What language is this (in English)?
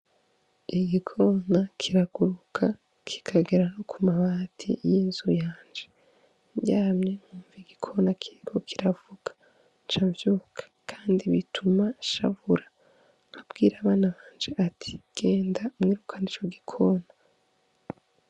Rundi